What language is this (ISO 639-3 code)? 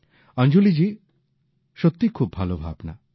ben